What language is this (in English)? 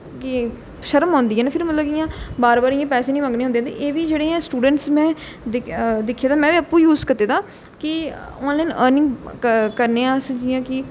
Dogri